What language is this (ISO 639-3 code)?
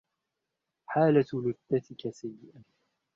ara